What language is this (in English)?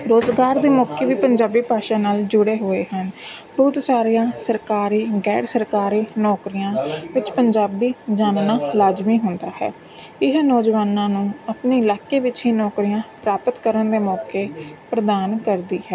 Punjabi